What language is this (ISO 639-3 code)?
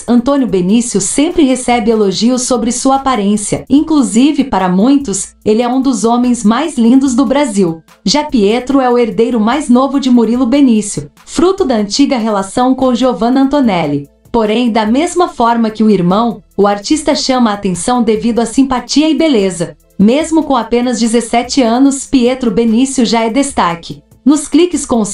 por